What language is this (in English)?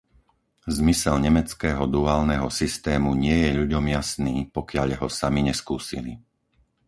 Slovak